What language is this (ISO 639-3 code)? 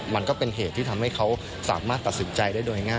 tha